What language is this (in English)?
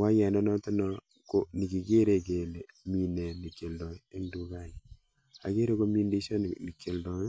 Kalenjin